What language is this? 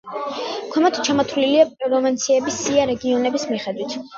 Georgian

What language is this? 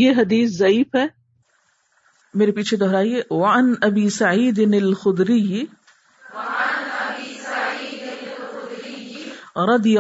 Urdu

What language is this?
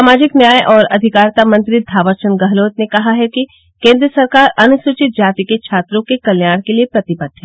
Hindi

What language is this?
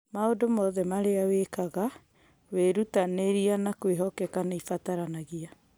Kikuyu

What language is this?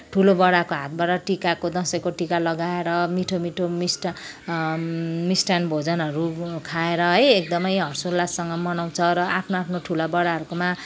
Nepali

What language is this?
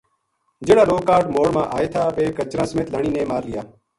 Gujari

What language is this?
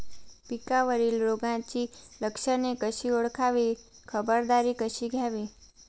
Marathi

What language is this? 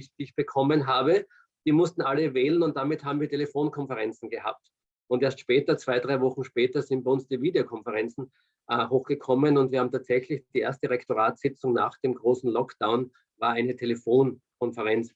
German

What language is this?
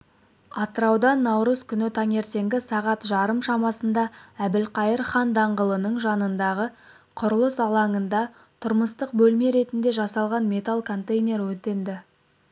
Kazakh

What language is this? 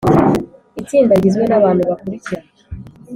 Kinyarwanda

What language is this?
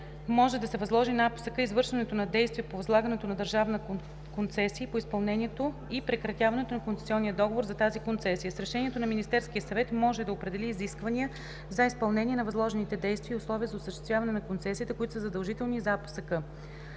Bulgarian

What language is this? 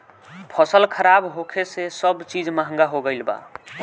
Bhojpuri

